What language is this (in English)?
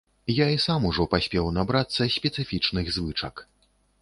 Belarusian